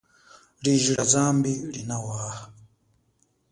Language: Chokwe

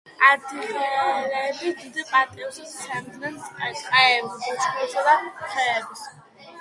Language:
Georgian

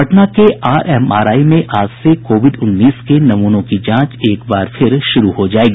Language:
Hindi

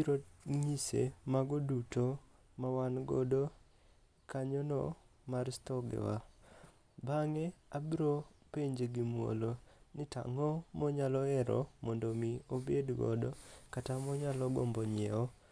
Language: Luo (Kenya and Tanzania)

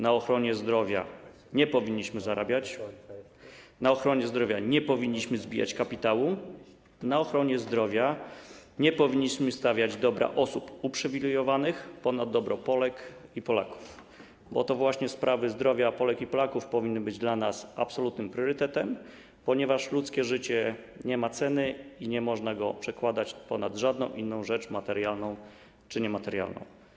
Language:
Polish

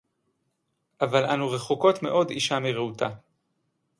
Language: Hebrew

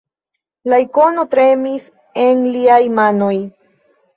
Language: Esperanto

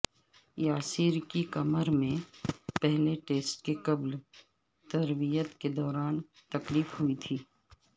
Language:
Urdu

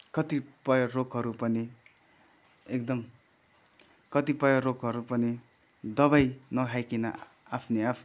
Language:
Nepali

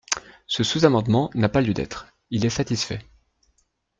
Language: French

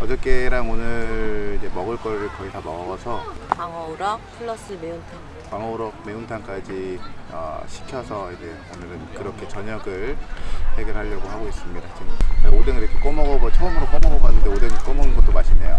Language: Korean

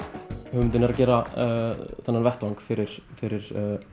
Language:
Icelandic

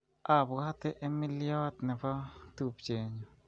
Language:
Kalenjin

